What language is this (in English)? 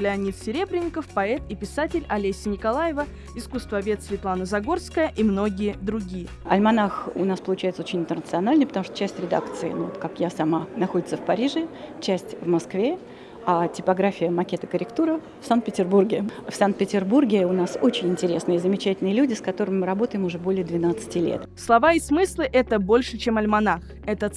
Russian